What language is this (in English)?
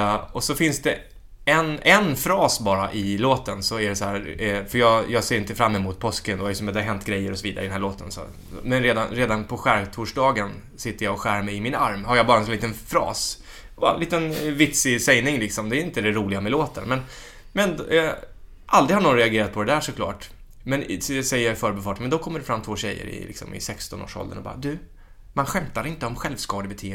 Swedish